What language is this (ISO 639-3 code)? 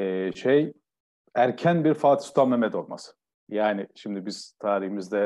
tur